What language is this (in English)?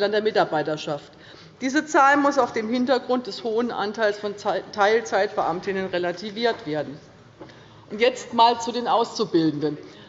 German